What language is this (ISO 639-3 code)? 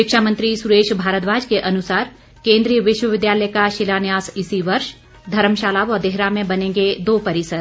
hin